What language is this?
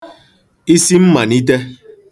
Igbo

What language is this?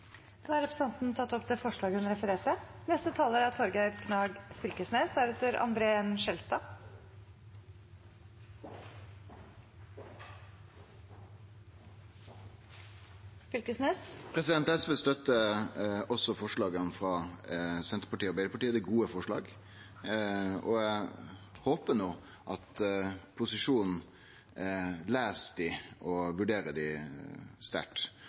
Norwegian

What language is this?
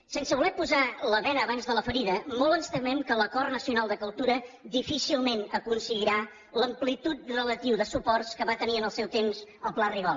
Catalan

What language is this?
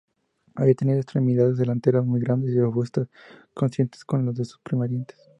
Spanish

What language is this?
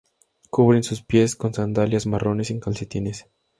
Spanish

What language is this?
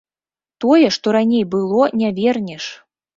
Belarusian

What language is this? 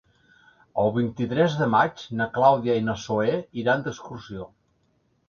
Catalan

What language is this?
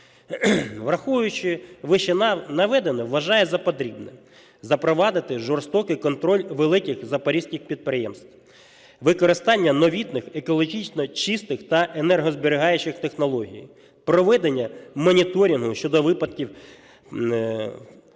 Ukrainian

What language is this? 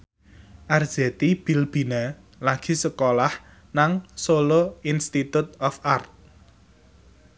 Javanese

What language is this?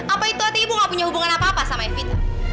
Indonesian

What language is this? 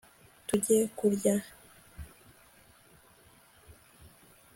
Kinyarwanda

